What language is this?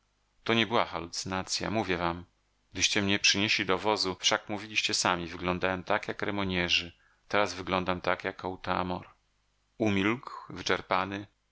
Polish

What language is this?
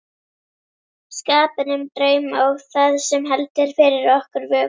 Icelandic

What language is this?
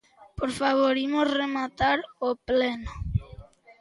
Galician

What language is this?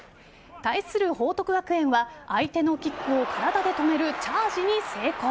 Japanese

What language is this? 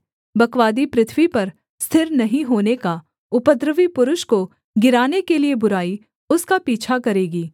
Hindi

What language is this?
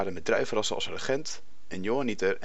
Dutch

